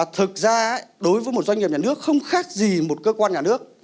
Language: Vietnamese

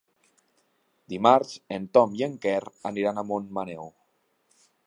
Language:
Catalan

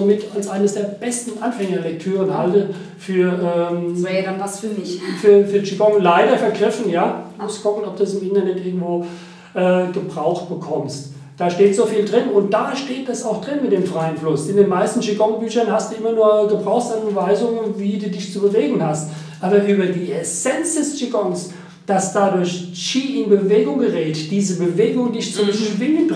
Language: German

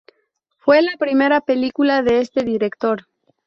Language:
Spanish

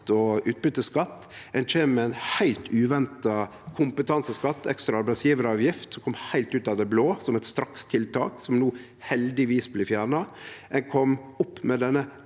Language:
Norwegian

